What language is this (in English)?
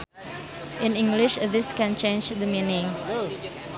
Sundanese